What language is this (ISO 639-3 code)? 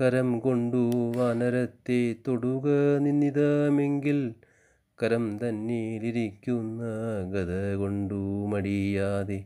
mal